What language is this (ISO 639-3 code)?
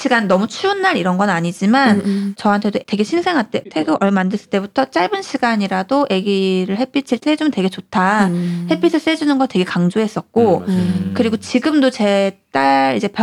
kor